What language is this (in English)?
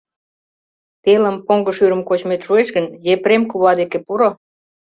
Mari